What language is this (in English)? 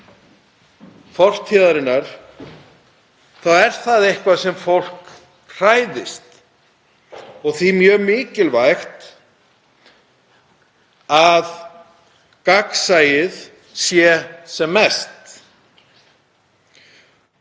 Icelandic